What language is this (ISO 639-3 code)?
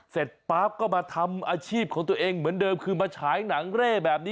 tha